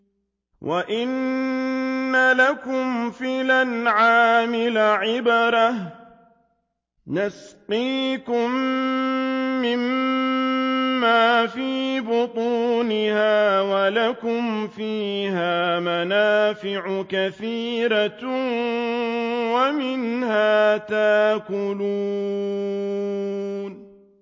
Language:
Arabic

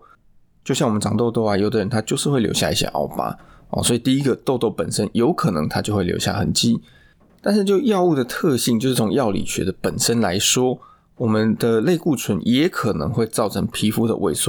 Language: Chinese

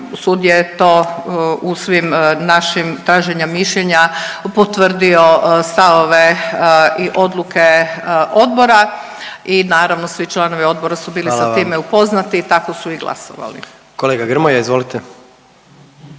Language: Croatian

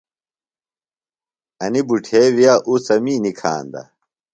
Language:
Phalura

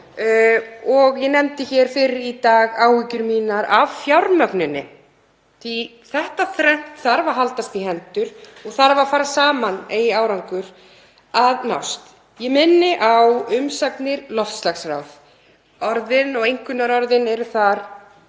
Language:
Icelandic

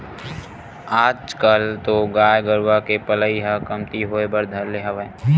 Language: Chhattisgarhi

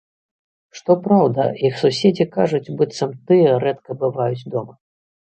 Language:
Belarusian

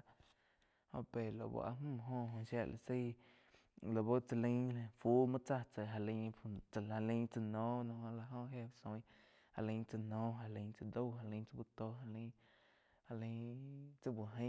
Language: Quiotepec Chinantec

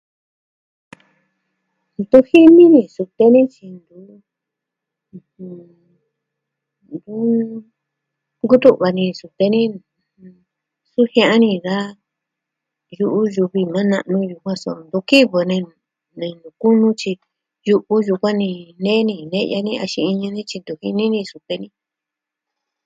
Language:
Southwestern Tlaxiaco Mixtec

